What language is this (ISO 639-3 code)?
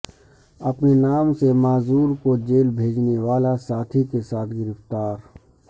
urd